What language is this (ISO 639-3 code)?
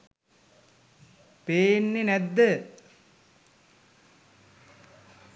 sin